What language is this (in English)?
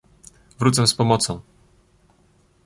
Polish